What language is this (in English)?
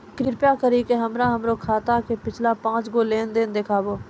Maithili